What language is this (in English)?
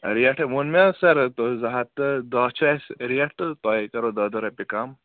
Kashmiri